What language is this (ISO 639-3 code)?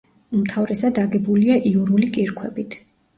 kat